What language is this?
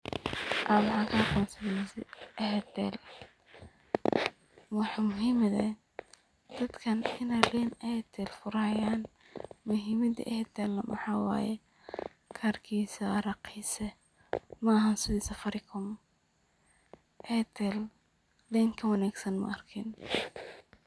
Somali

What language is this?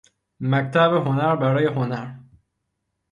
Persian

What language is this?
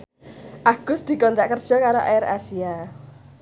Javanese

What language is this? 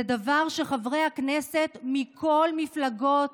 Hebrew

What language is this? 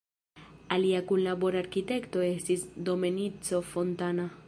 Esperanto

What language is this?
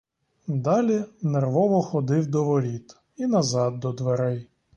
Ukrainian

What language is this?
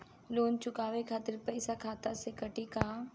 Bhojpuri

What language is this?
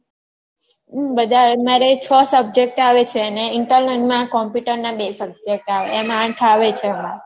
Gujarati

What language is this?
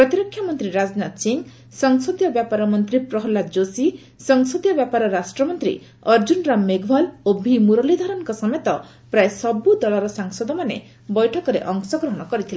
Odia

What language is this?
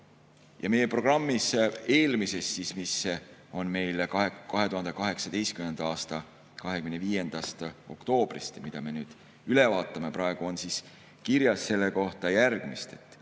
Estonian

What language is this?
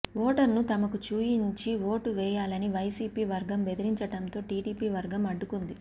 Telugu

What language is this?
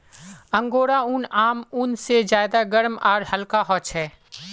Magahi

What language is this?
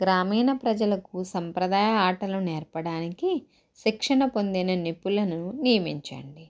Telugu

